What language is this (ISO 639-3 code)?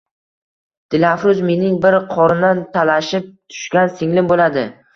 uzb